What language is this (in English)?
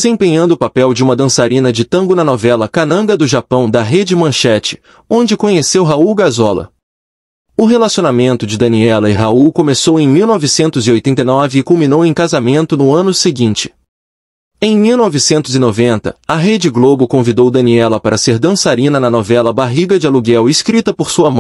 Portuguese